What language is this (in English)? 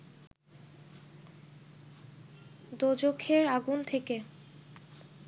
Bangla